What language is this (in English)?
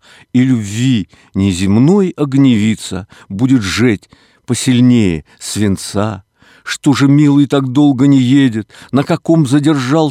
Russian